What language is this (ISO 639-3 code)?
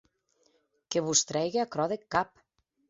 oci